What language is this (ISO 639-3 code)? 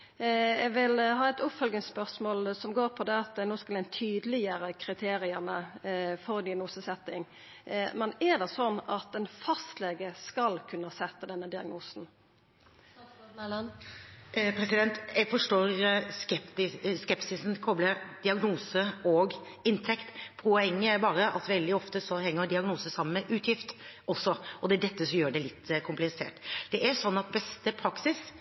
nor